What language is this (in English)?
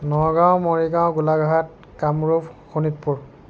Assamese